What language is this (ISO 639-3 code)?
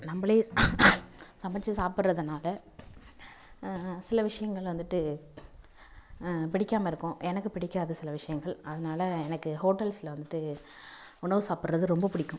tam